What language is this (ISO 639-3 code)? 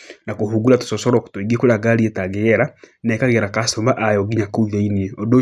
kik